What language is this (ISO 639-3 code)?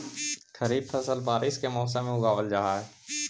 mag